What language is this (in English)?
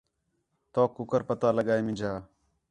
Khetrani